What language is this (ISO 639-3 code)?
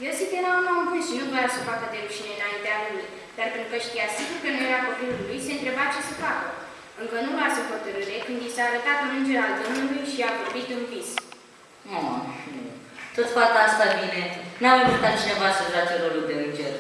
ron